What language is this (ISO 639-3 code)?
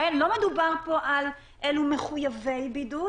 heb